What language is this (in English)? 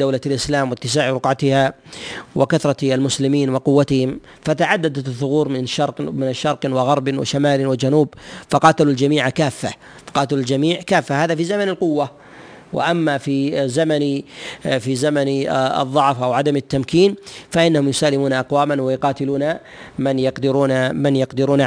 Arabic